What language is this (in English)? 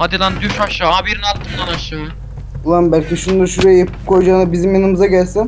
Turkish